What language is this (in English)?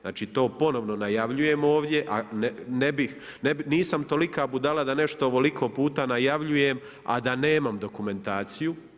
Croatian